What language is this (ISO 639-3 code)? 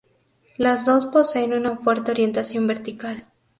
spa